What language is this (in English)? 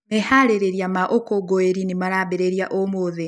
Kikuyu